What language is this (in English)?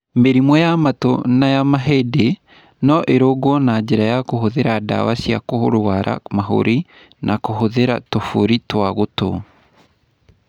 Kikuyu